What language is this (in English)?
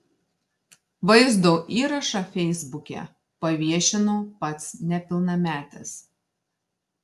Lithuanian